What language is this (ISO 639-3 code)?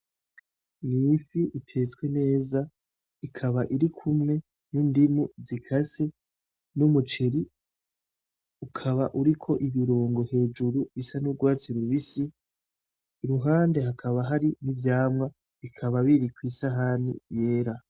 run